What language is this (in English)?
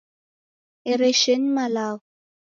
Taita